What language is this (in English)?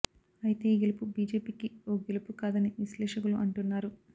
Telugu